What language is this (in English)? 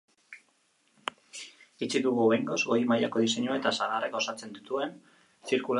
Basque